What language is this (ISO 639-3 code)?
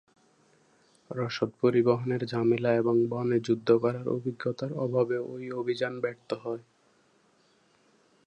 ben